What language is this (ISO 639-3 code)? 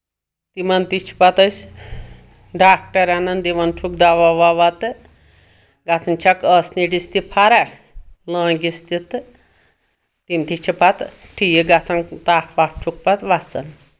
kas